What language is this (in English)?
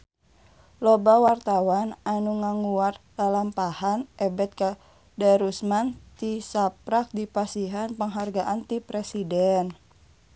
Sundanese